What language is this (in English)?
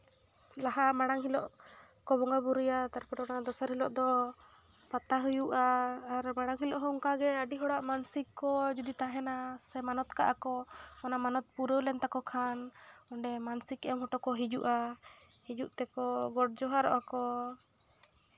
Santali